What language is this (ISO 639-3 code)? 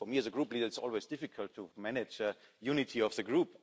eng